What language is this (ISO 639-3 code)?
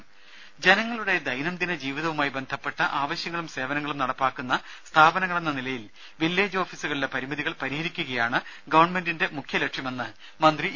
mal